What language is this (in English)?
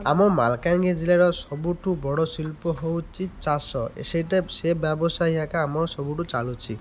Odia